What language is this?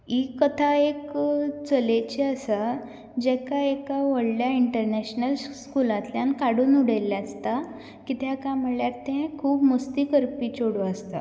Konkani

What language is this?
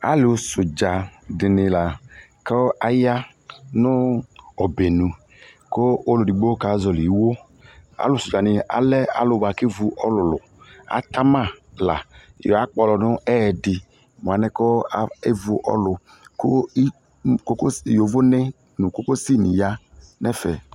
Ikposo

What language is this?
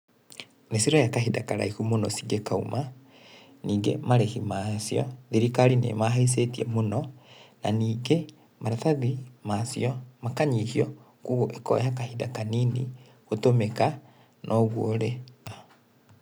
Kikuyu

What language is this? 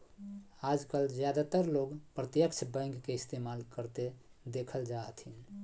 Magahi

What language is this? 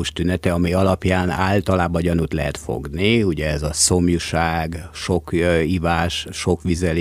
Hungarian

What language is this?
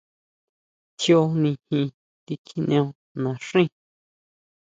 Huautla Mazatec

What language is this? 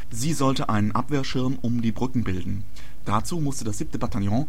German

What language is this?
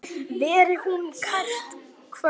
Icelandic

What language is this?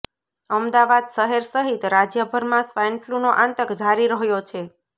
Gujarati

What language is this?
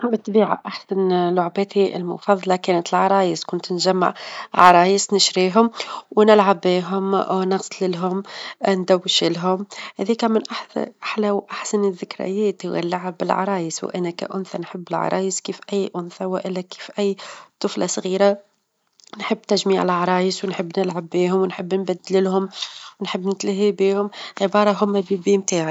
Tunisian Arabic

